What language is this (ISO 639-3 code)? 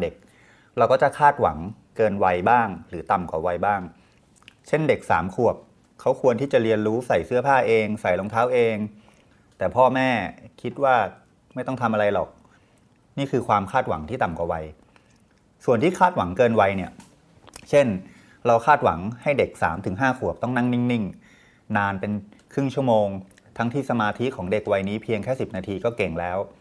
tha